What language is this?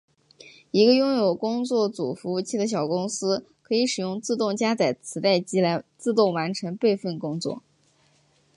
Chinese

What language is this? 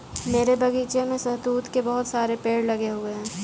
Hindi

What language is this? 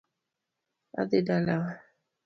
Luo (Kenya and Tanzania)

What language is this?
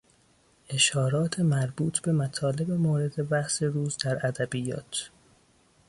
Persian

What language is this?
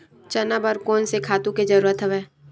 Chhattisgarhi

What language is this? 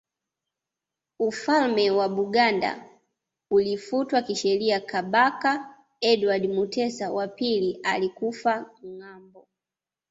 Swahili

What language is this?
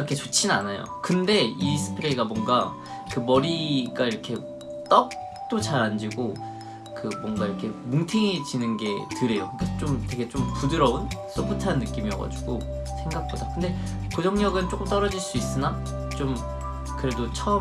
Korean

